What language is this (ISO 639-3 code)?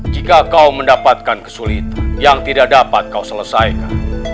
ind